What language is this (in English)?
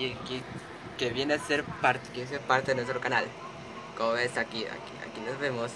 Spanish